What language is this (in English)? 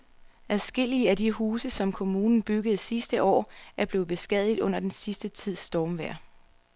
Danish